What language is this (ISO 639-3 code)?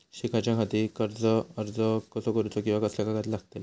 mar